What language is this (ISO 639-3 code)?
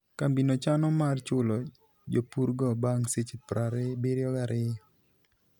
luo